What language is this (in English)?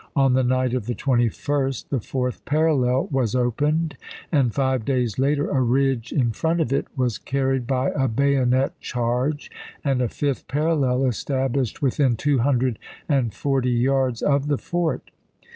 English